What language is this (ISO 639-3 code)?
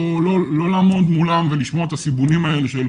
heb